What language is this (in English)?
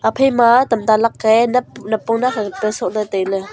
Wancho Naga